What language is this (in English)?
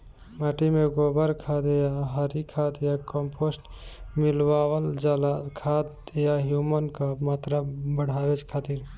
Bhojpuri